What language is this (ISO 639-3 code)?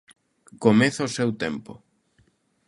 glg